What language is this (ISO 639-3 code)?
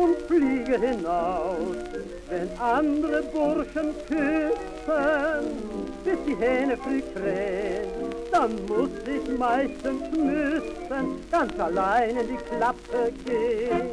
nld